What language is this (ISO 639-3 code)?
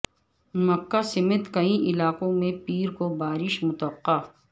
urd